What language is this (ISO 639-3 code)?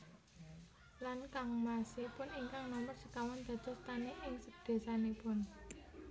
jav